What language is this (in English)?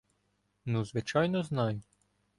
Ukrainian